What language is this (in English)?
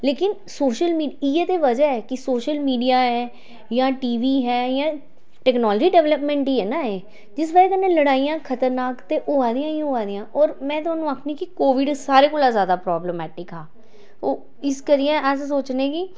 Dogri